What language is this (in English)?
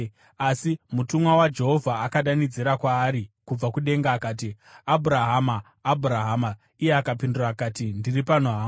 Shona